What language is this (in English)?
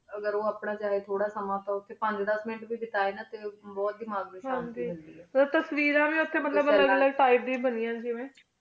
Punjabi